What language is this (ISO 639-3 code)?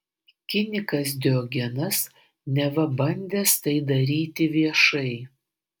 lit